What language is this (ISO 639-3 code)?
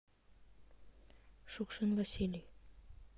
rus